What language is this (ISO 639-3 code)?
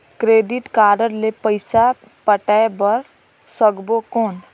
hne